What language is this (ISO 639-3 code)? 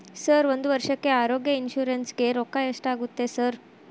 kan